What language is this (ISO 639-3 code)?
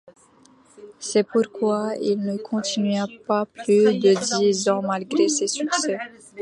fra